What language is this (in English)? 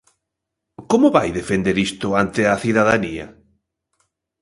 Galician